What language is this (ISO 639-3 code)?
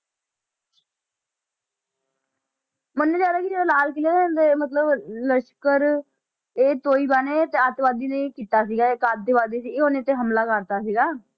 pan